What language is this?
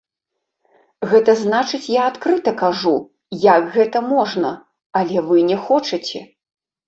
Belarusian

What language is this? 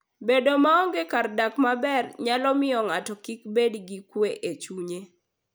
Luo (Kenya and Tanzania)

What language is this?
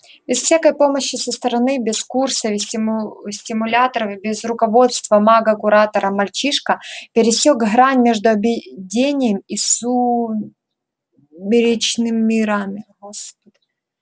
Russian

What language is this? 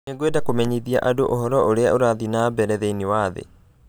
Kikuyu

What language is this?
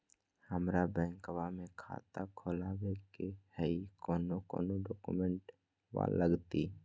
Magahi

